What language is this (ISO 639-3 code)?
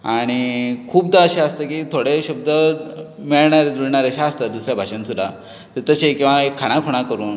kok